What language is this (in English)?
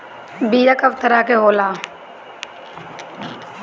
Bhojpuri